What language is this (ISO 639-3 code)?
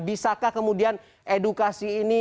ind